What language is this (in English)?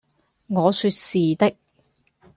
Cantonese